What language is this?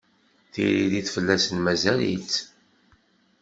Kabyle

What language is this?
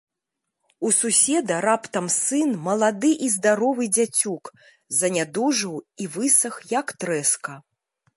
Belarusian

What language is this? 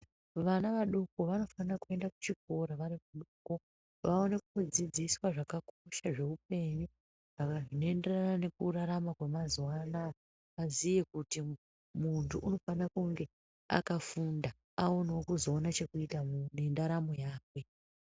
Ndau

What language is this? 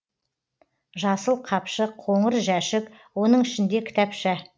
Kazakh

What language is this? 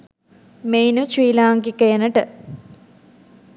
Sinhala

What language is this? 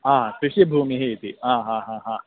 Sanskrit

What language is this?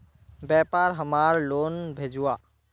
Magahi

